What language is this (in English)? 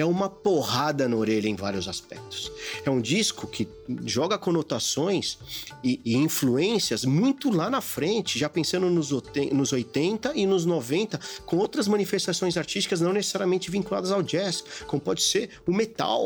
Portuguese